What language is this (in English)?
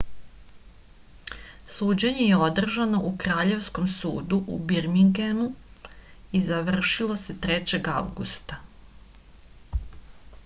Serbian